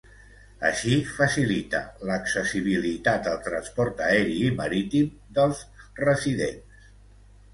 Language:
Catalan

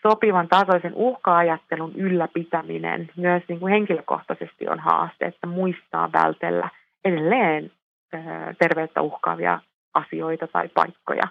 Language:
Finnish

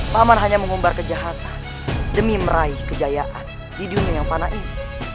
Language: Indonesian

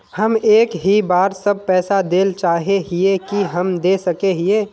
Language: Magahi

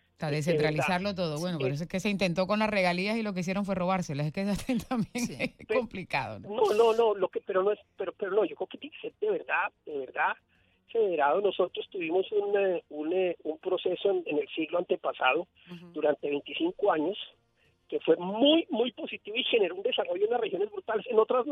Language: Spanish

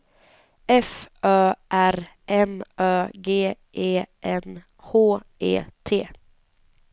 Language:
Swedish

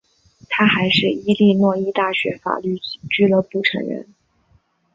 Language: Chinese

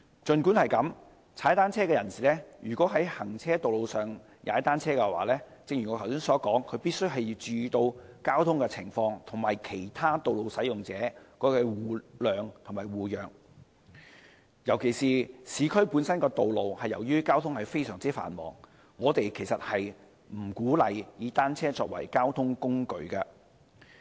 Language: Cantonese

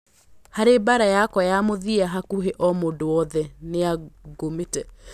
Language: Kikuyu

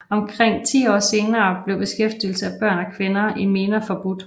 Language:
Danish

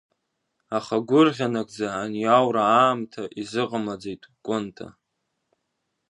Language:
Abkhazian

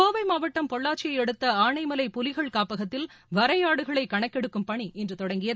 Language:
Tamil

